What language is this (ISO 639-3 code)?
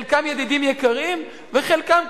heb